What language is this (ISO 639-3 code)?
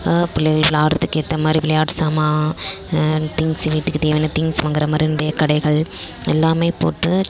tam